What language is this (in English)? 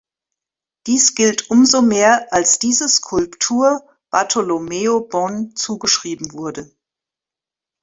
German